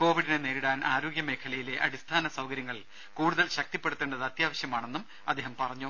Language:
Malayalam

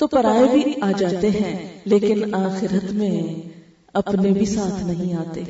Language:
Urdu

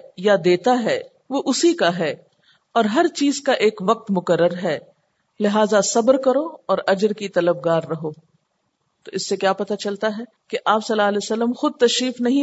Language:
Urdu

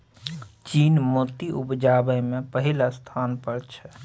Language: Maithili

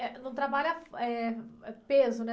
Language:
Portuguese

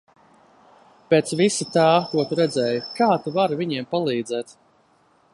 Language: Latvian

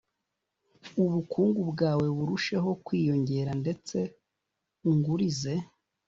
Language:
Kinyarwanda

